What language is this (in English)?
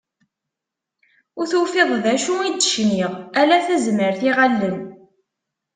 Kabyle